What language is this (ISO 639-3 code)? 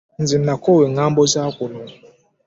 lug